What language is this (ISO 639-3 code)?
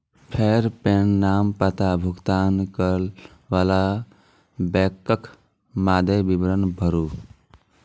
mai